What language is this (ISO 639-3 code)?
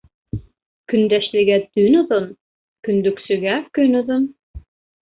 bak